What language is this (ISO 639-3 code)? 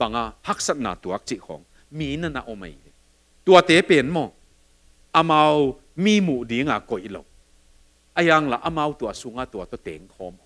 tha